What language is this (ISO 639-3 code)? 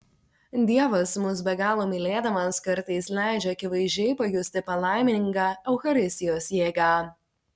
lit